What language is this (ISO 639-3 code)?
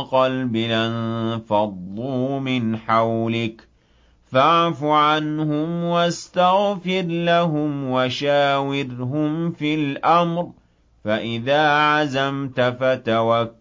ara